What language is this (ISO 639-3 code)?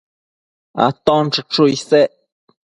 mcf